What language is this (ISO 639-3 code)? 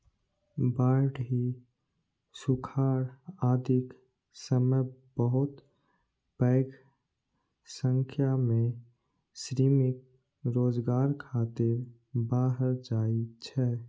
mai